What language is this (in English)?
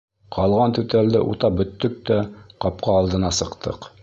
Bashkir